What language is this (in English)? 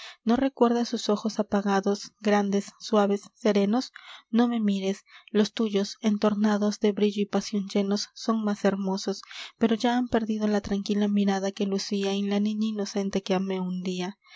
Spanish